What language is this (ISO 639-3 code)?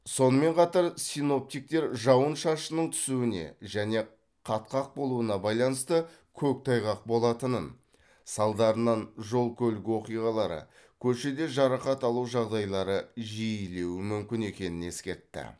kaz